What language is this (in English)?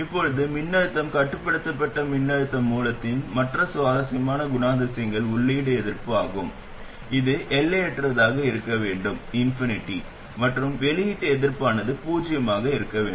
Tamil